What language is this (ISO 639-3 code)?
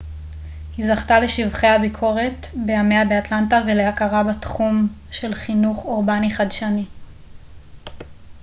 heb